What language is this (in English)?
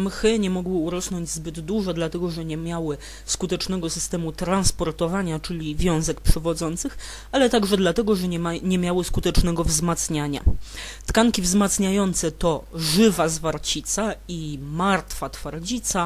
Polish